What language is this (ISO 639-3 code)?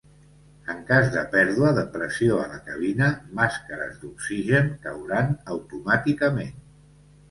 cat